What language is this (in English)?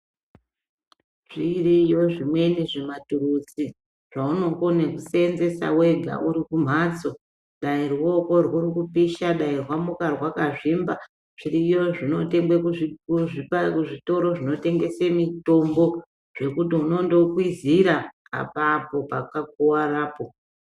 Ndau